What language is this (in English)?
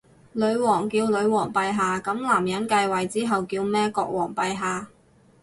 Cantonese